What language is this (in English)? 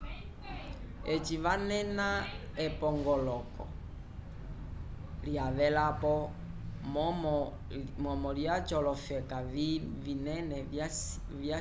Umbundu